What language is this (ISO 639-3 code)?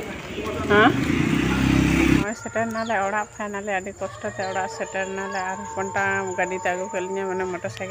tha